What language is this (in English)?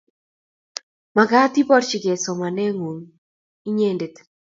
Kalenjin